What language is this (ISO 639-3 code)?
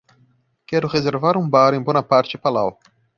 por